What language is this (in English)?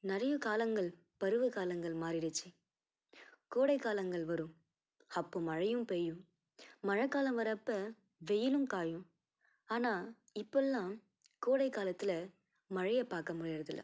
Tamil